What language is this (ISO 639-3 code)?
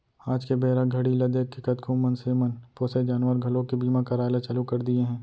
hne